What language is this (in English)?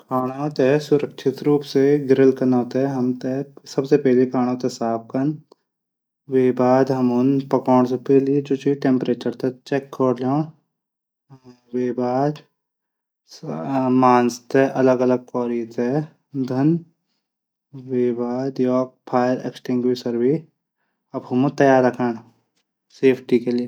Garhwali